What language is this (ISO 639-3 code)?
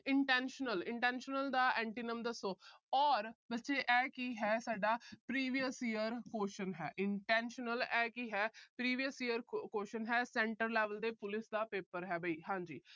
pan